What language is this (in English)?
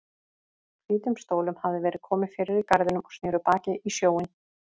Icelandic